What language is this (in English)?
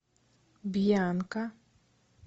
Russian